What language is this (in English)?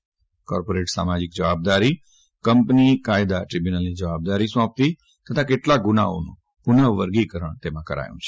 Gujarati